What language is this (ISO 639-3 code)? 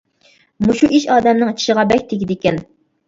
uig